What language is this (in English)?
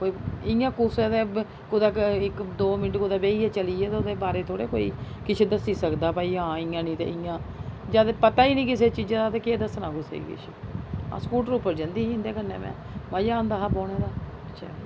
Dogri